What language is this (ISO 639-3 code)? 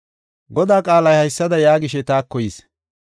gof